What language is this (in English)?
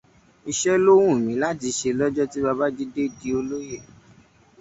Yoruba